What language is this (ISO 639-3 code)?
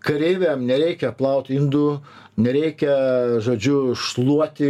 lit